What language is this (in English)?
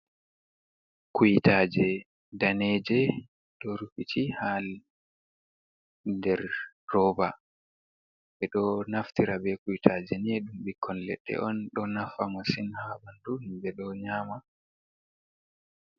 Fula